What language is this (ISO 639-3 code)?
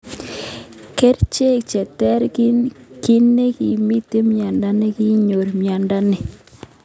kln